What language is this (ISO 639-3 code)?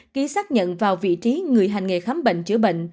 vie